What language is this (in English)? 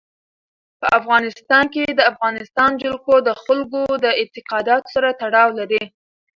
Pashto